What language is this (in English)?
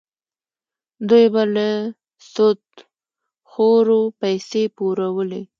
Pashto